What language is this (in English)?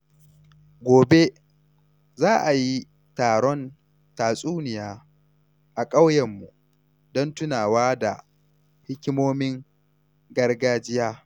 Hausa